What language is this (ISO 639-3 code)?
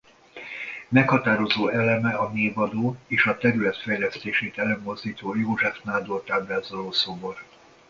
hun